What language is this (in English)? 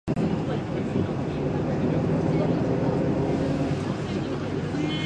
Japanese